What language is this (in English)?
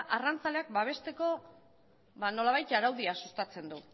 Basque